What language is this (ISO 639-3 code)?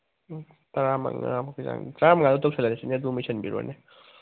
mni